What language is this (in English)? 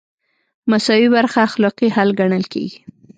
Pashto